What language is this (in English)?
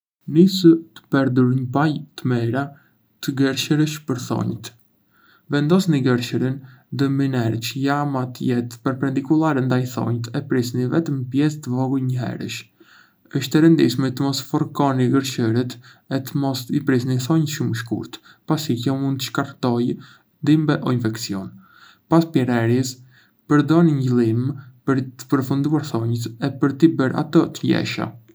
Arbëreshë Albanian